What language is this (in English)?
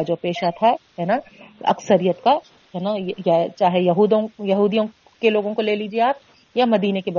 Urdu